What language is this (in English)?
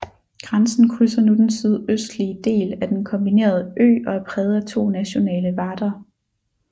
Danish